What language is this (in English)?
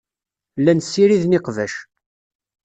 Kabyle